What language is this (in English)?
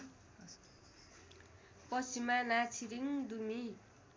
Nepali